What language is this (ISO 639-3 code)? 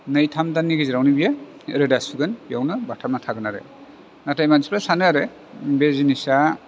brx